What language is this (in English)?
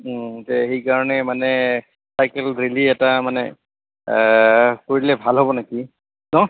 Assamese